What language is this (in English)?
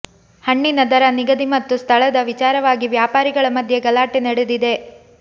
Kannada